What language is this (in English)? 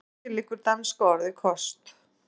Icelandic